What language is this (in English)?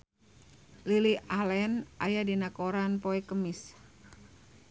Sundanese